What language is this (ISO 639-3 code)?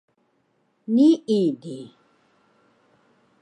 trv